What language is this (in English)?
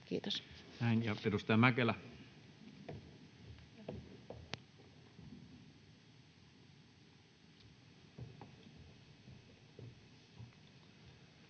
Finnish